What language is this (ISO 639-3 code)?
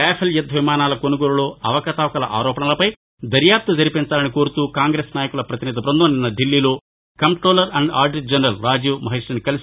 tel